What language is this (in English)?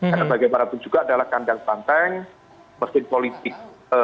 Indonesian